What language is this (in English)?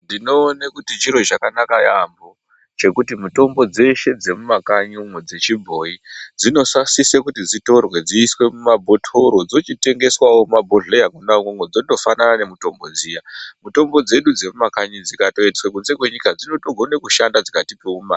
Ndau